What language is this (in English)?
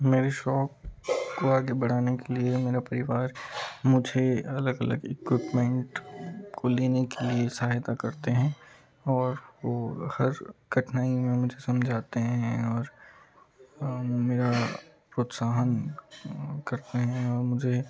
Hindi